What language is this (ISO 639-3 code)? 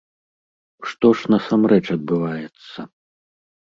bel